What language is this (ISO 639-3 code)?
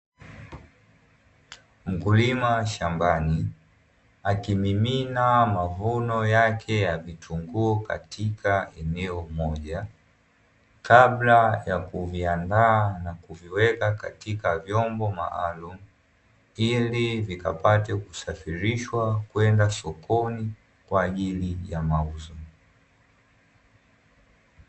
swa